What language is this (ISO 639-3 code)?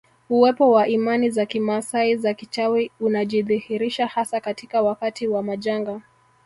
swa